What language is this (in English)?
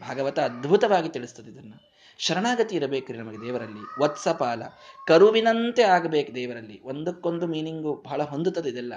Kannada